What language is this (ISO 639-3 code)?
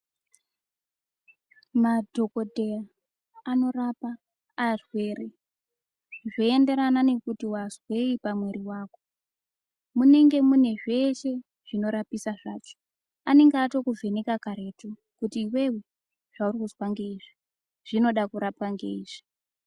ndc